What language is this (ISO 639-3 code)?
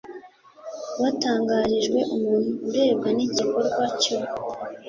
kin